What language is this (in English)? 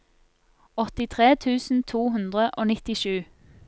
Norwegian